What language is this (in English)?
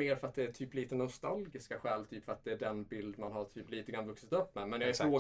Swedish